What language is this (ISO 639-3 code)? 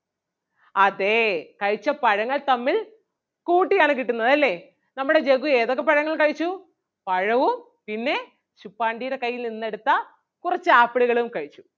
mal